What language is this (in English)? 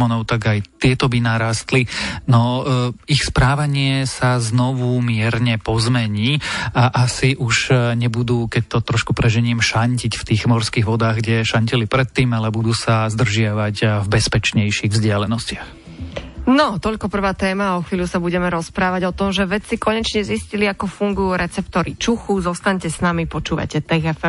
Slovak